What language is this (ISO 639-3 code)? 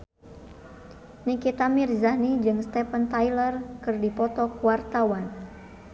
sun